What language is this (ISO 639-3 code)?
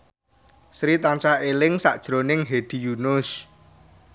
jav